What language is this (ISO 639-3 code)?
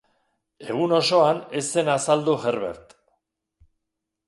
eus